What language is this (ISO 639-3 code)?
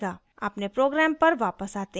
hin